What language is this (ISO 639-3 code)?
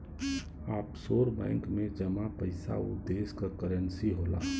bho